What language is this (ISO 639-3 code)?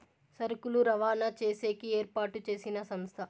tel